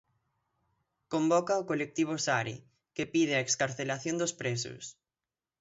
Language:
Galician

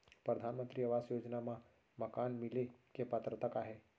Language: Chhattisgarhi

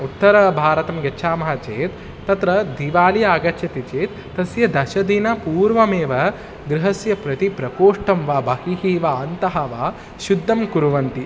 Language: Sanskrit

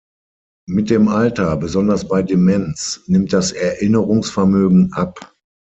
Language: German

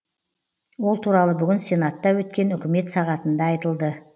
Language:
Kazakh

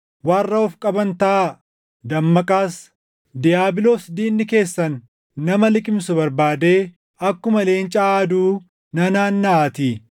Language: Oromo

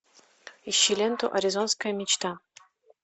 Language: Russian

